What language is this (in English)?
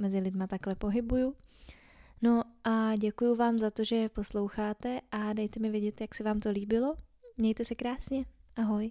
Czech